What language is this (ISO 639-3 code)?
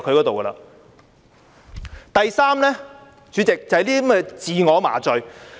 yue